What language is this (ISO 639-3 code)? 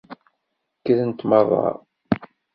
kab